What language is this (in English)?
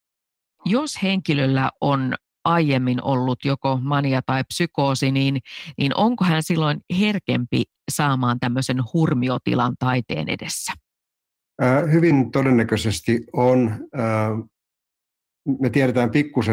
Finnish